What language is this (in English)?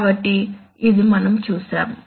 Telugu